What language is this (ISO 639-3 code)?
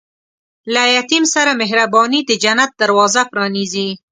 pus